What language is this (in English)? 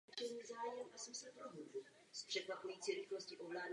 Czech